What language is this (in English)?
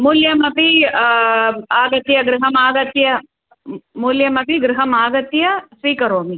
Sanskrit